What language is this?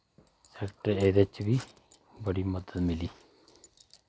Dogri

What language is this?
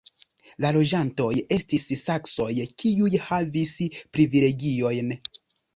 Esperanto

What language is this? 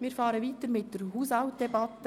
Swiss German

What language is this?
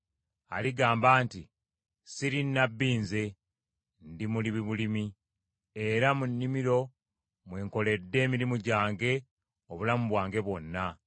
Ganda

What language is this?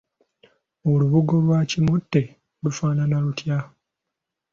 Ganda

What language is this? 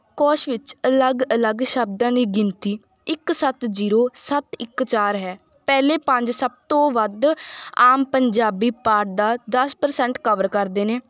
Punjabi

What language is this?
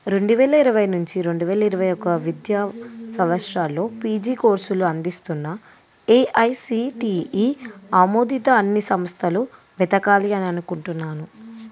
Telugu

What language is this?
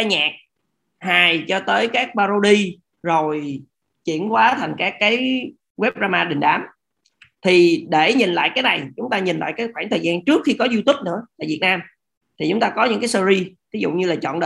Vietnamese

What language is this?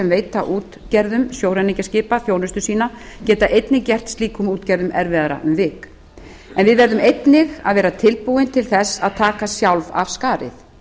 Icelandic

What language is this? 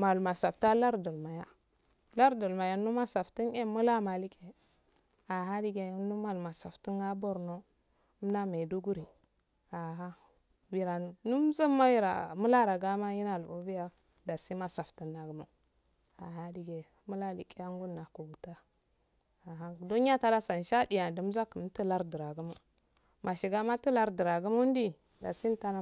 Afade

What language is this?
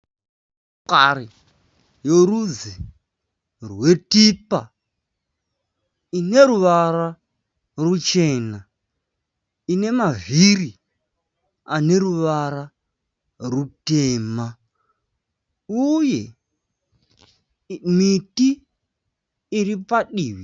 Shona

